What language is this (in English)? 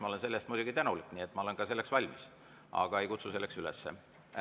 Estonian